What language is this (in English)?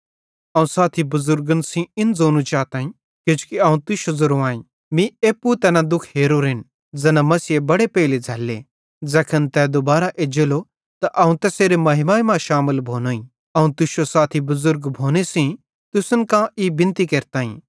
Bhadrawahi